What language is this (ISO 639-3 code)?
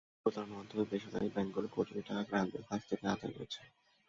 ben